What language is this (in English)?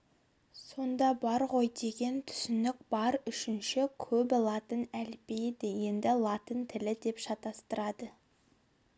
Kazakh